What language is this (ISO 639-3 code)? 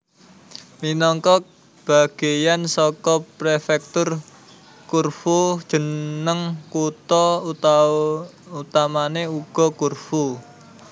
jav